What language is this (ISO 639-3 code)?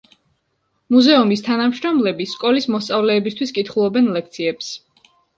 kat